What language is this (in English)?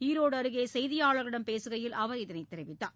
Tamil